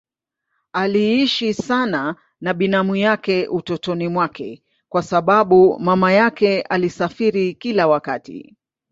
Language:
Swahili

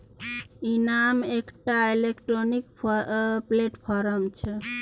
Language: Maithili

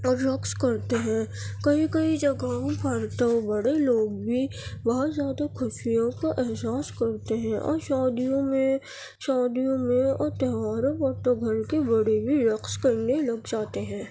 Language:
Urdu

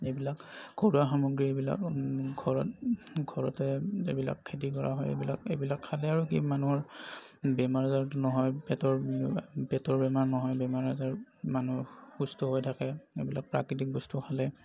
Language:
Assamese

